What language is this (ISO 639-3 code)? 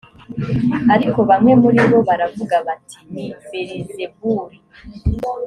kin